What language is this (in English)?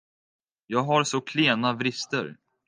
Swedish